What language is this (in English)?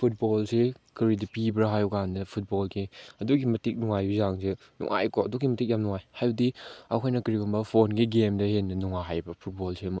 Manipuri